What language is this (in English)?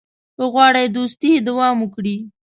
Pashto